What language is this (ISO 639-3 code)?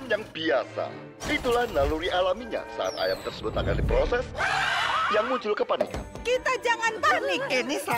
ind